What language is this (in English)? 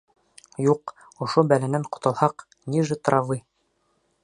Bashkir